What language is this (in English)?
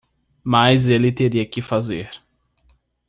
Portuguese